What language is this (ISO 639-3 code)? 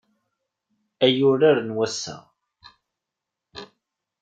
kab